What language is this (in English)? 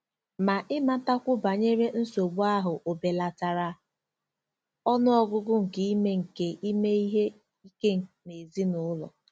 Igbo